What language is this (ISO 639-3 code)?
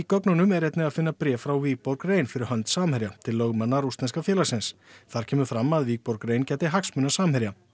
isl